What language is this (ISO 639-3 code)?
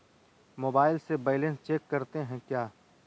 mag